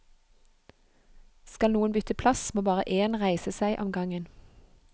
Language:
Norwegian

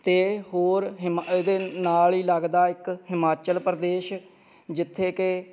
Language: Punjabi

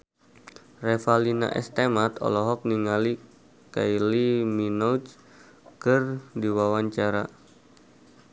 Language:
Sundanese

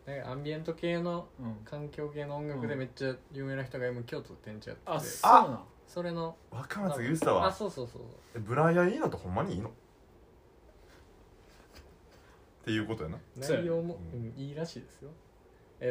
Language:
Japanese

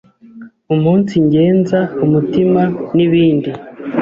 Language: Kinyarwanda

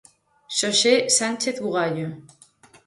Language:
Galician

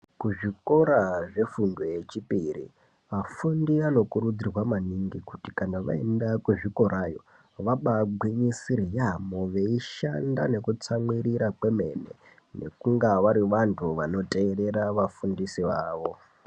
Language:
Ndau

